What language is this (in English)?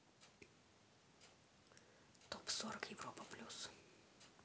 Russian